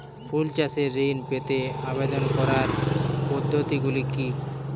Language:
Bangla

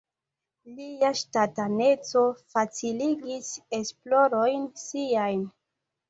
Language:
Esperanto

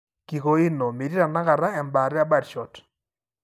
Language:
Masai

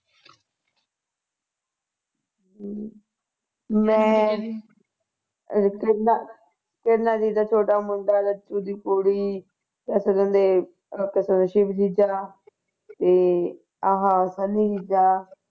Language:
Punjabi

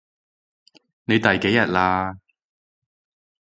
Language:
Cantonese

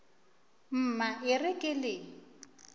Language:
Northern Sotho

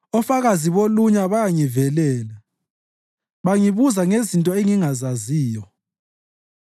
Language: North Ndebele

